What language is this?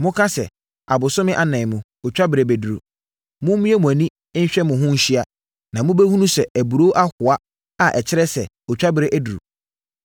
Akan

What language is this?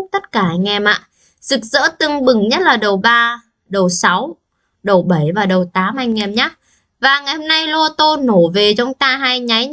Vietnamese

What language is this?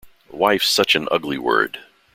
English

